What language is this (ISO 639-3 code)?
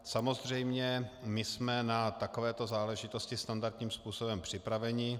ces